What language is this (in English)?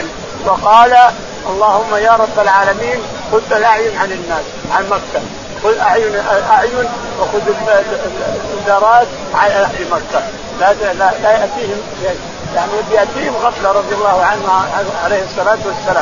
Arabic